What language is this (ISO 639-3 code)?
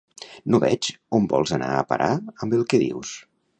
cat